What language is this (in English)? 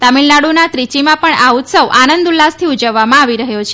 Gujarati